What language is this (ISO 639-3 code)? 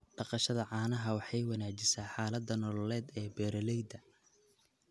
som